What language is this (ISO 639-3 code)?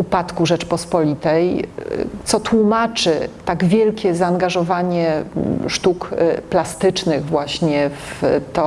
pol